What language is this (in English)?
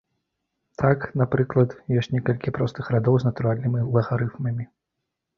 Belarusian